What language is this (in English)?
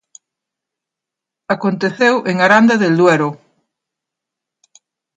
Galician